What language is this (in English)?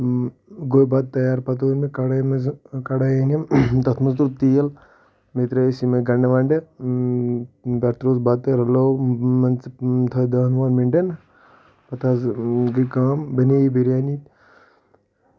Kashmiri